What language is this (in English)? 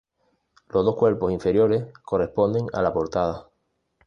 Spanish